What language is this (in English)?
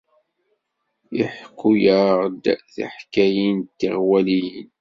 Kabyle